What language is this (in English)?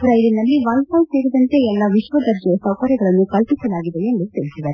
Kannada